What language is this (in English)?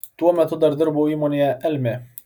Lithuanian